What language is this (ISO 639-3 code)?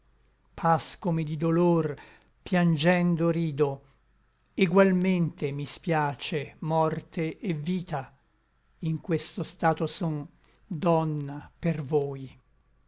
ita